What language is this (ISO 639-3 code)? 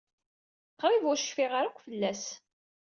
kab